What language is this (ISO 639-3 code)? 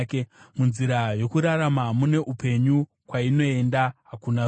sna